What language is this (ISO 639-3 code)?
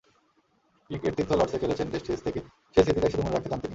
ben